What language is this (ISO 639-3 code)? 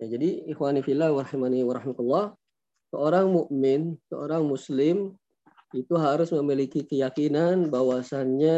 ind